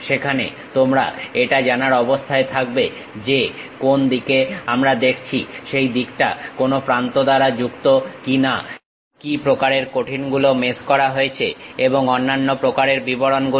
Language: Bangla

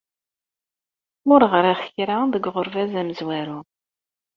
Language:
Kabyle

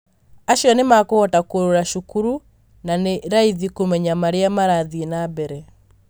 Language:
Kikuyu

